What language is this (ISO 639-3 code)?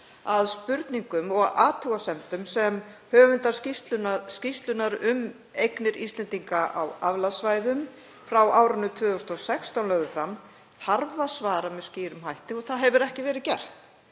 isl